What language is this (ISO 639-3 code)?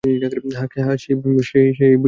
ben